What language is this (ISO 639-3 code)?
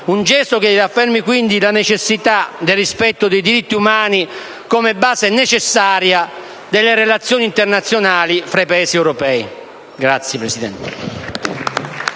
ita